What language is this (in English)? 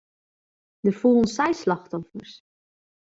Western Frisian